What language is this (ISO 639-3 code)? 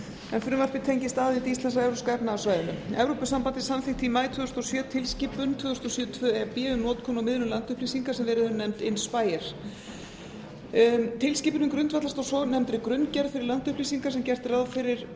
isl